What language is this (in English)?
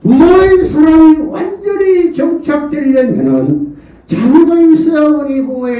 Korean